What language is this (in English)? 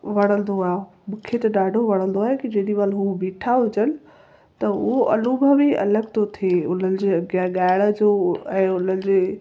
Sindhi